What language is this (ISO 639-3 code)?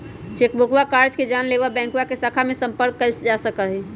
mag